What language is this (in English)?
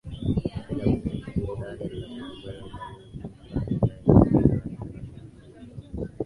Swahili